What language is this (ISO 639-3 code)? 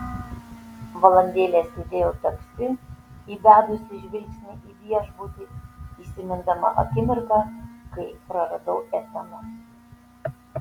lit